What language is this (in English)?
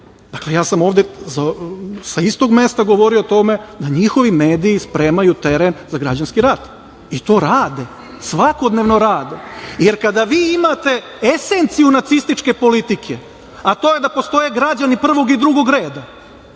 Serbian